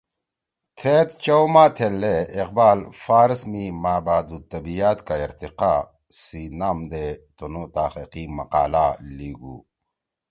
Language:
Torwali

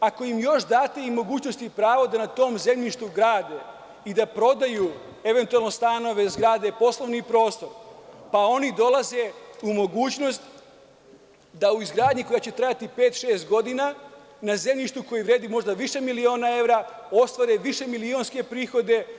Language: Serbian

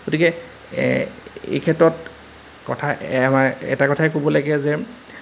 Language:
Assamese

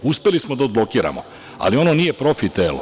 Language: Serbian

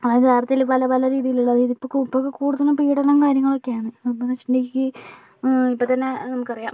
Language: Malayalam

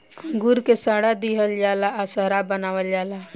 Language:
Bhojpuri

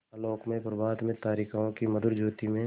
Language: Hindi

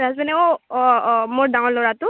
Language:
Assamese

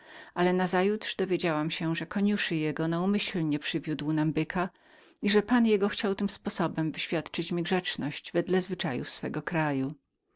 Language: Polish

